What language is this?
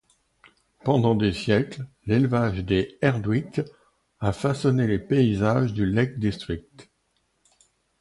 French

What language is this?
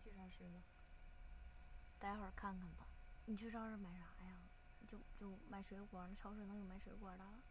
Chinese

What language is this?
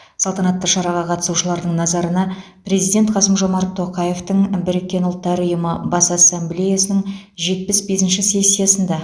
Kazakh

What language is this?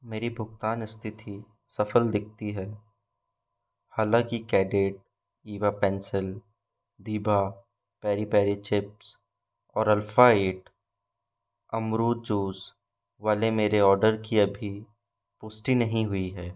Hindi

